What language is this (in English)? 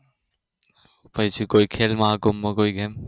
Gujarati